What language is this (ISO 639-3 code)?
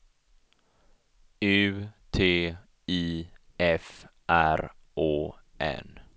swe